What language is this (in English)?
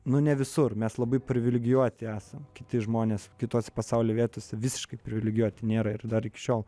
Lithuanian